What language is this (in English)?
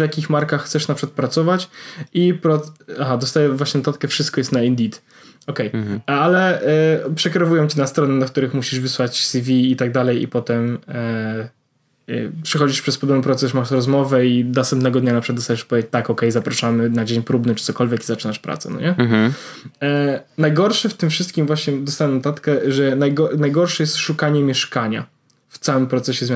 Polish